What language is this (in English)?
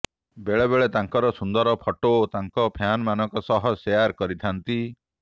Odia